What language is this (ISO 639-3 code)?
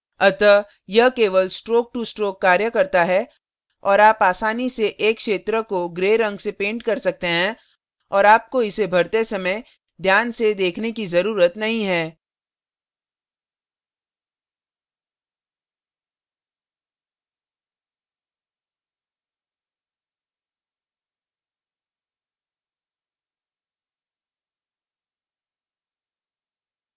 hin